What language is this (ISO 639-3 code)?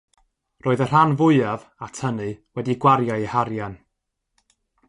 cym